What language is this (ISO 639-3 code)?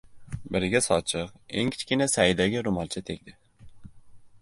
uzb